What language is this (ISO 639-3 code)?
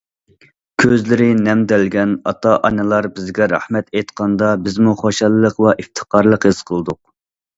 uig